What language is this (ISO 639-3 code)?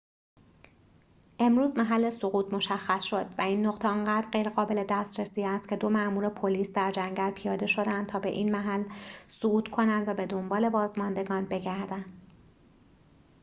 fas